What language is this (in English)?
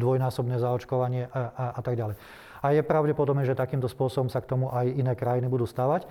Slovak